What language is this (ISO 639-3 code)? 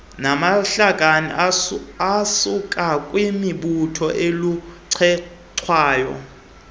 xho